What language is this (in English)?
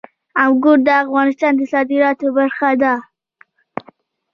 Pashto